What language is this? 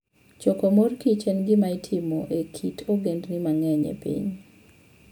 Luo (Kenya and Tanzania)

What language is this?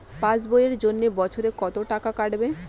Bangla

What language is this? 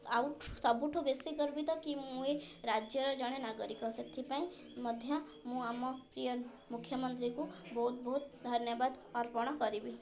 Odia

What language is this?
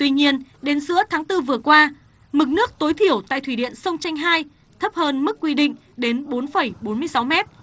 Vietnamese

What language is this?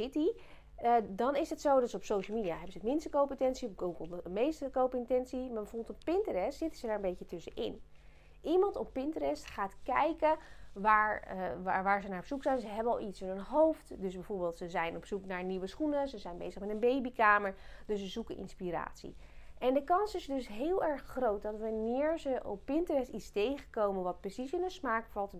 Dutch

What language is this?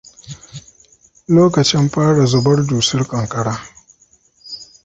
Hausa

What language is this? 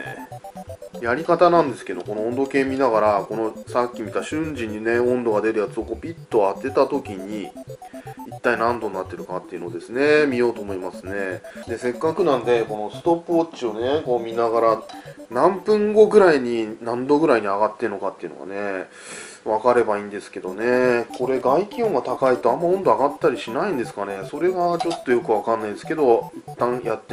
Japanese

